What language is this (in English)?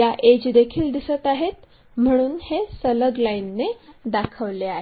Marathi